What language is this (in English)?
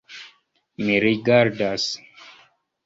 Esperanto